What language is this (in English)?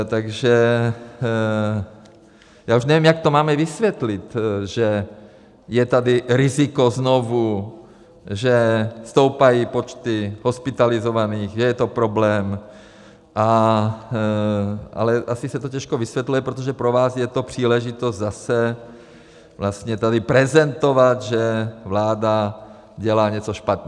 Czech